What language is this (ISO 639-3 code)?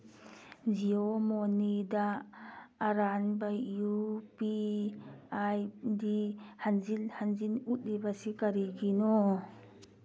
mni